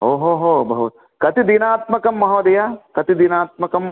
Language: Sanskrit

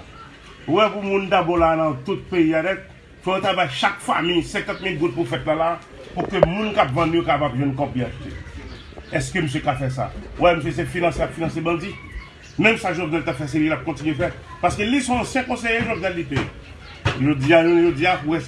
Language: French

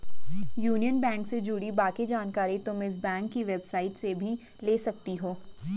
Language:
Hindi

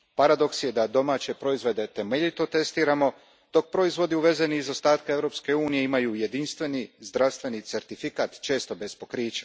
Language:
Croatian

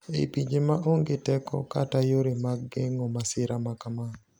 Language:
Luo (Kenya and Tanzania)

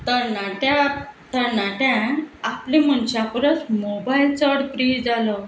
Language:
Konkani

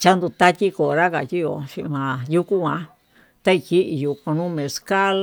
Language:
Tututepec Mixtec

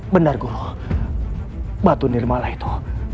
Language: Indonesian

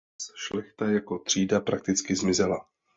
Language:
Czech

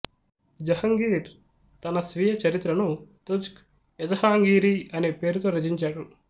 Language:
Telugu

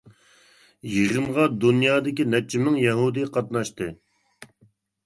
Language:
Uyghur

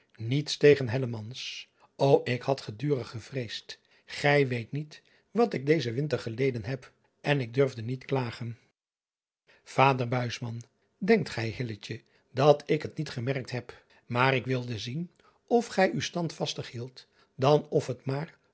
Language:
Dutch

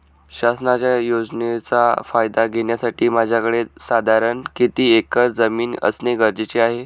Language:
Marathi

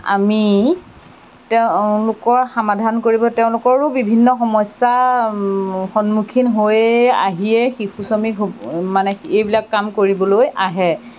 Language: Assamese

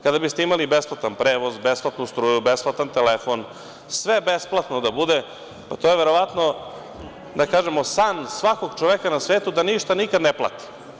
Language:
Serbian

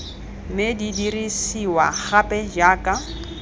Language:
Tswana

